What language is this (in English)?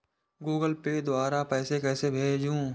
Hindi